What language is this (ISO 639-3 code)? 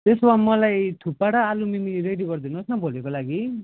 nep